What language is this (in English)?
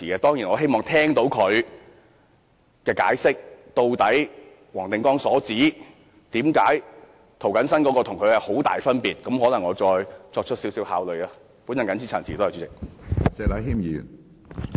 Cantonese